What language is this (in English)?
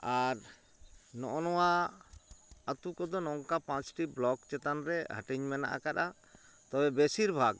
Santali